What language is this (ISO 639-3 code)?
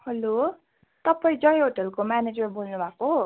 nep